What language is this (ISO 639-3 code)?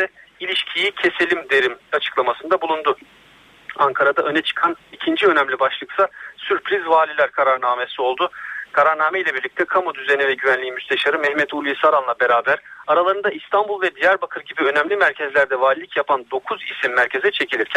tur